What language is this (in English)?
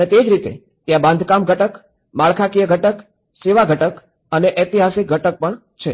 Gujarati